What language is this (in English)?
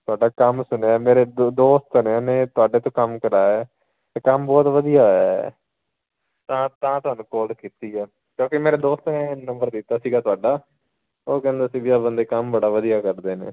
Punjabi